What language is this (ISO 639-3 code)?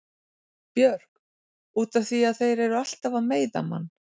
isl